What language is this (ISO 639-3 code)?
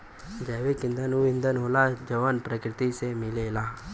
bho